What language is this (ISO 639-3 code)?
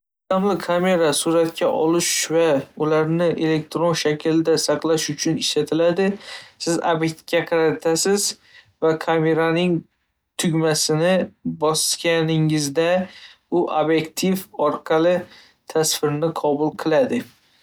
uzb